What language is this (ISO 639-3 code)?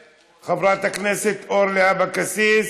heb